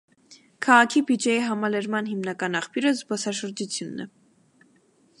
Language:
Armenian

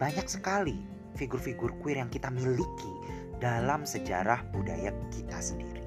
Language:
Indonesian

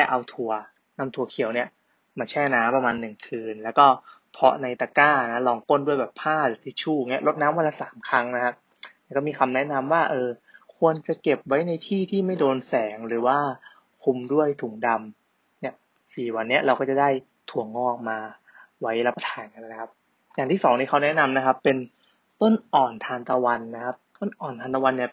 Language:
Thai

